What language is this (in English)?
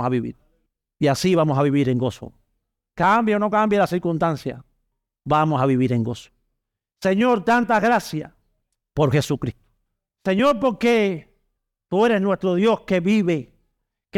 Spanish